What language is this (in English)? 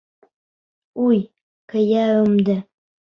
Bashkir